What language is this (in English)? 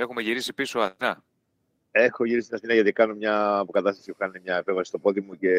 Greek